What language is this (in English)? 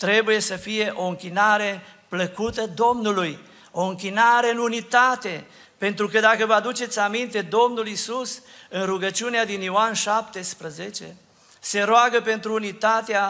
Romanian